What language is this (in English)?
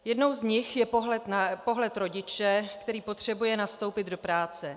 Czech